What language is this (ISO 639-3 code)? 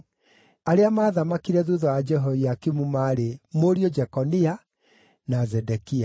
kik